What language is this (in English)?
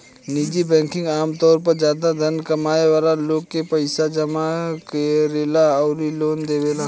Bhojpuri